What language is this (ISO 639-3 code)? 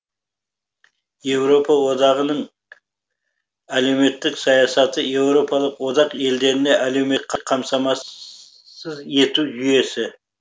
kaz